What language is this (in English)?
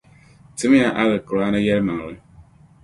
Dagbani